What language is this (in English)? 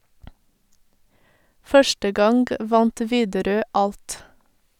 Norwegian